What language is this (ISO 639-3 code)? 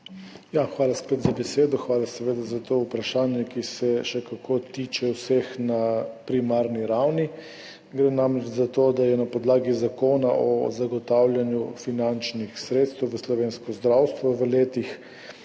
slv